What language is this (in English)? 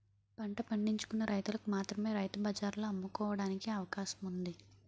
Telugu